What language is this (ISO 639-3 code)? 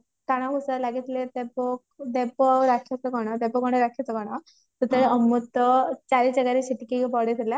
ori